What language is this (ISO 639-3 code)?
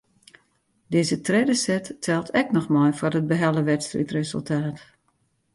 fry